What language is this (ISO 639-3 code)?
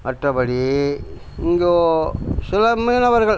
tam